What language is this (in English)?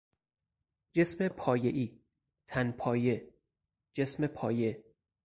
Persian